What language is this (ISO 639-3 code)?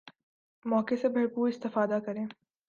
urd